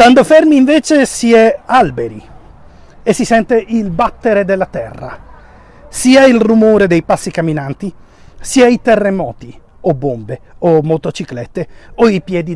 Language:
Italian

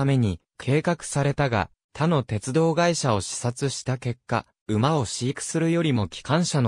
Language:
Japanese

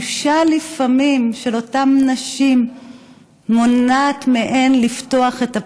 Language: Hebrew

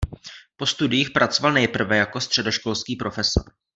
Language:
Czech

